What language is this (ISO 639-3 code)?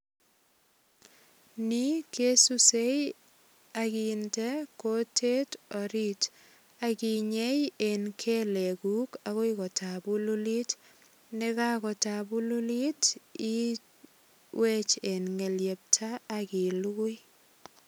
kln